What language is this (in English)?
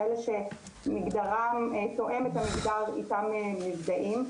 Hebrew